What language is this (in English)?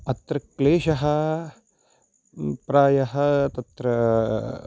Sanskrit